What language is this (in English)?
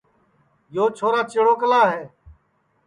Sansi